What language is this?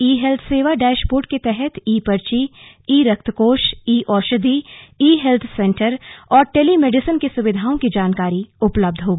Hindi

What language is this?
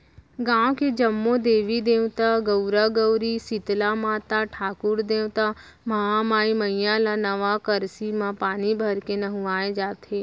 Chhattisgarhi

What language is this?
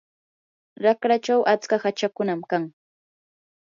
Yanahuanca Pasco Quechua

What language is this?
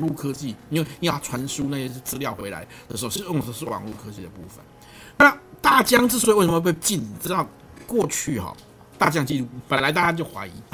Chinese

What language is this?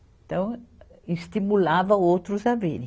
Portuguese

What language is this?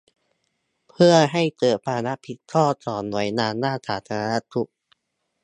Thai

